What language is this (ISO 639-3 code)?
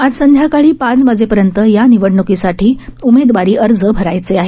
mar